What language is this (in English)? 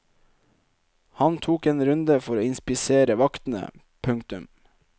Norwegian